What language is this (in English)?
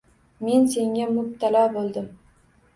Uzbek